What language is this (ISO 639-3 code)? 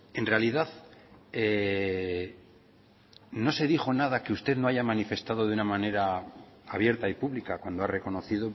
spa